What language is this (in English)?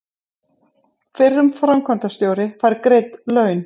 Icelandic